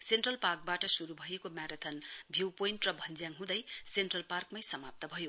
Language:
Nepali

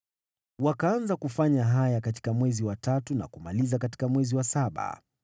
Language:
Swahili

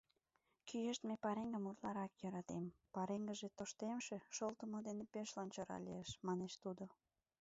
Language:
Mari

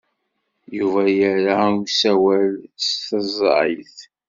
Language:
Kabyle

